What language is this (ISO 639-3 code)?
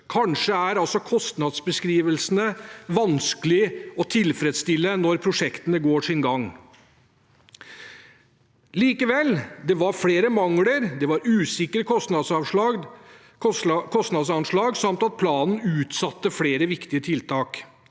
nor